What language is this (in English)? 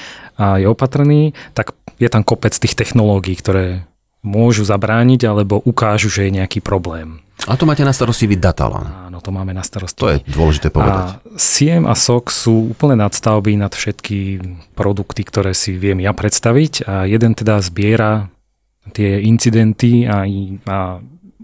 Slovak